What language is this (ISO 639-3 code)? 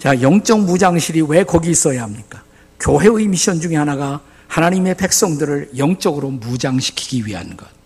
kor